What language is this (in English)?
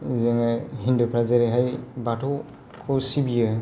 Bodo